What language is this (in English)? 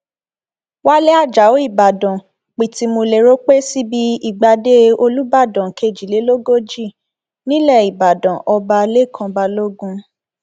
Yoruba